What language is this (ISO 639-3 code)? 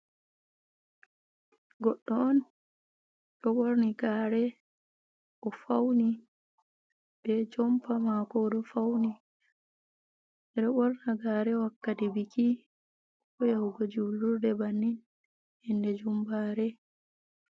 ful